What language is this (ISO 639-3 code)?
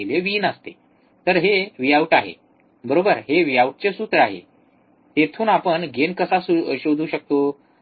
mar